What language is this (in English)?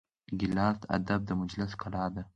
Pashto